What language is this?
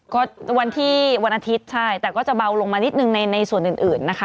Thai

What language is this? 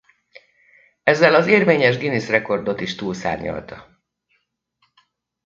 Hungarian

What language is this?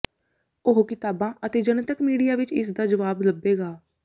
Punjabi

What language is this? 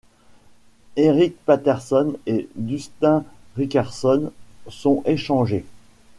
French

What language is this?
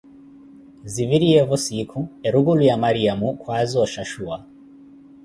Koti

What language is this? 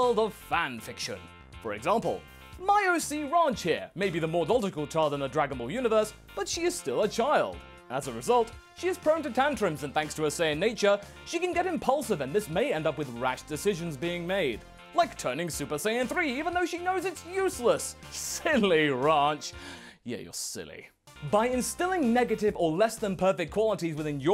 English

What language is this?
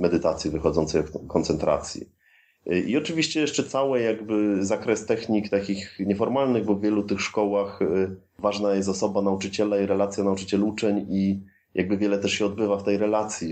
Polish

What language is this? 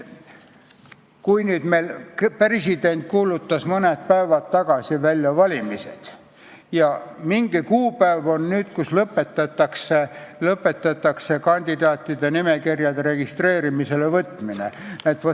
Estonian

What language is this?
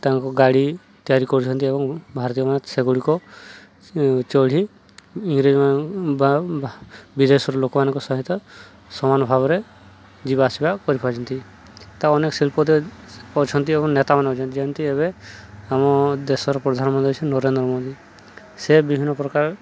Odia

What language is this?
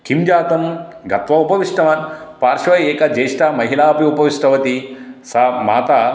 Sanskrit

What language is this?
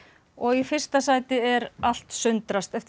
Icelandic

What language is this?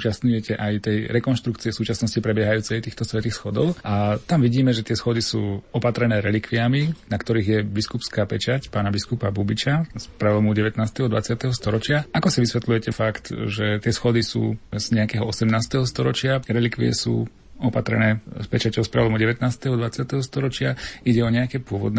Slovak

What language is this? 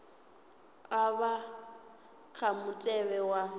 Venda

